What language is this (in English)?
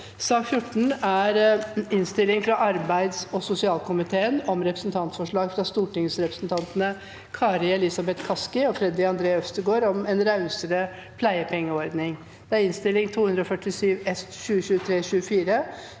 Norwegian